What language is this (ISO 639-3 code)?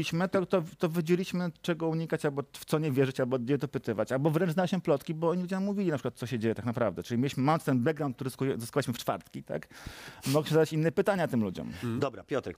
pol